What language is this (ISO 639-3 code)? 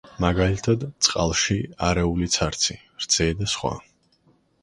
kat